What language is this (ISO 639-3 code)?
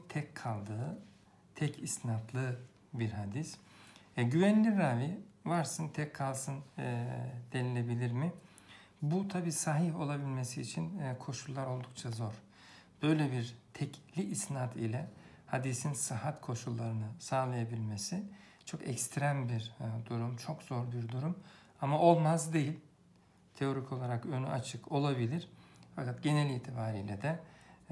tur